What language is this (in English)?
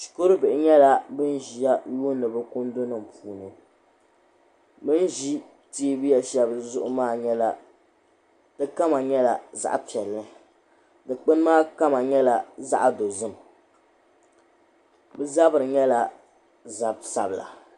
Dagbani